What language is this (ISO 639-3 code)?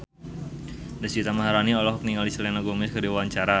sun